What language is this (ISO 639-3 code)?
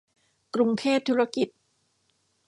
tha